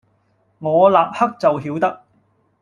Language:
Cantonese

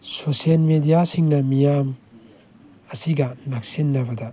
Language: Manipuri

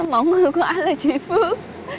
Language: Vietnamese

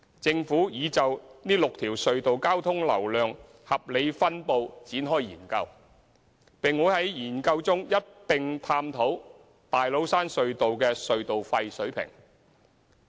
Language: Cantonese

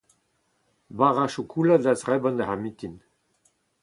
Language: Breton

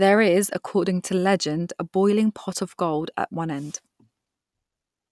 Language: English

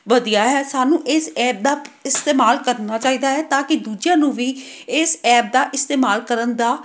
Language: Punjabi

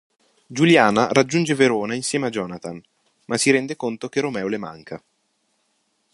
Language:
Italian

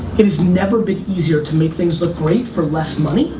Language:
English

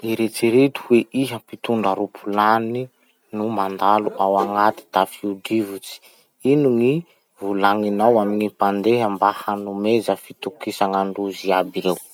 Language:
Masikoro Malagasy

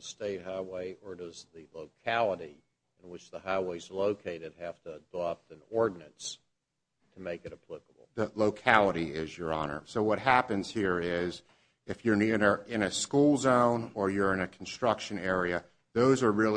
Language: English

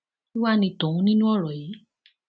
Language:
Yoruba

